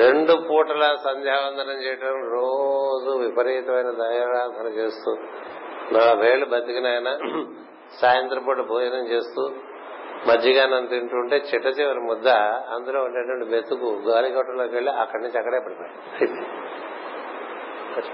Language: Telugu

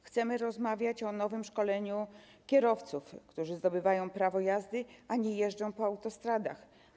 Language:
Polish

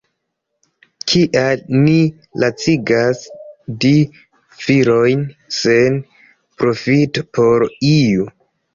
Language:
Esperanto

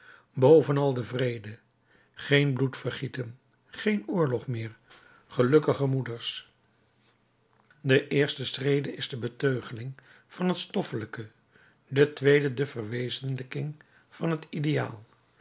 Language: Dutch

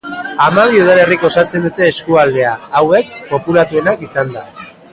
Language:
Basque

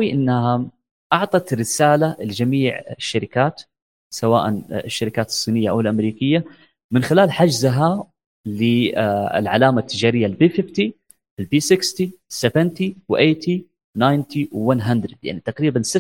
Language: Arabic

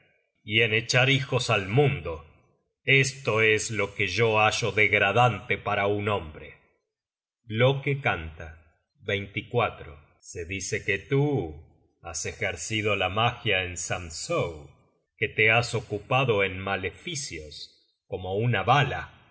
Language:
Spanish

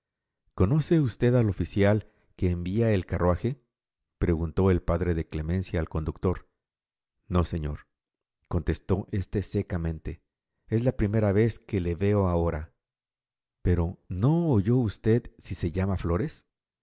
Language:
Spanish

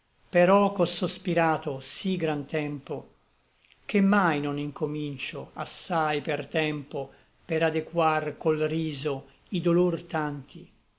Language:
Italian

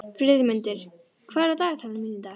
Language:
Icelandic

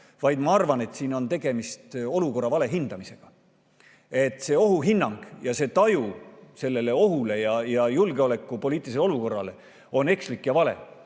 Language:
Estonian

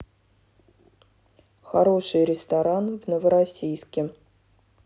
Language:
Russian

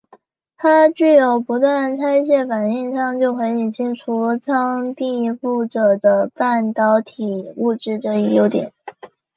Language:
Chinese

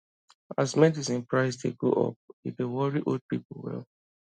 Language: Nigerian Pidgin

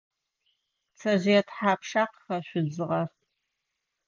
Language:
Adyghe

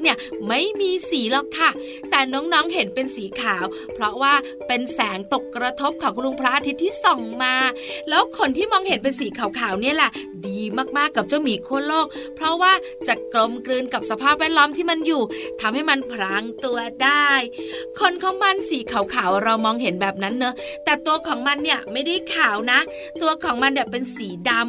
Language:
Thai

